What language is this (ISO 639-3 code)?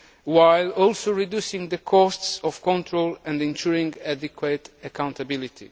eng